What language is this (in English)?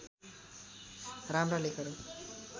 Nepali